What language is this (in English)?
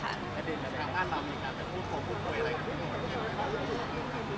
Thai